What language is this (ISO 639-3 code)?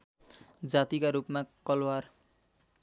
nep